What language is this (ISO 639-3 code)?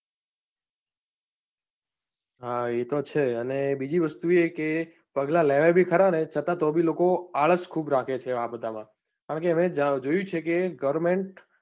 guj